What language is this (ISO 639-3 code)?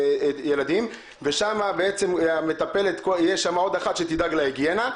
heb